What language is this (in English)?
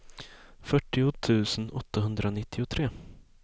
Swedish